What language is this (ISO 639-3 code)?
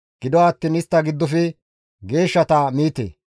gmv